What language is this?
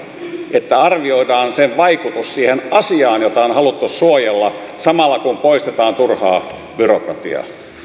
Finnish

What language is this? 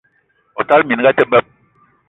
Eton (Cameroon)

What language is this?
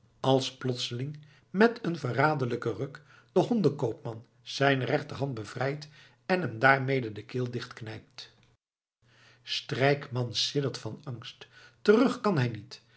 Dutch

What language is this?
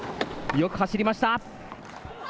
Japanese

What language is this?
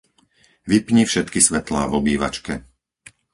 Slovak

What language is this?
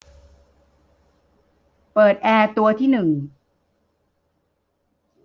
Thai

